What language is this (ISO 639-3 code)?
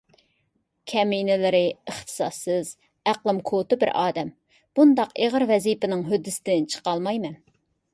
uig